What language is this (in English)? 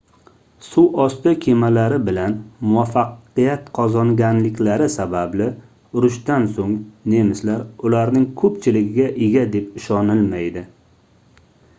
Uzbek